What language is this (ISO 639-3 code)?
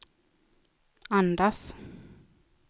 swe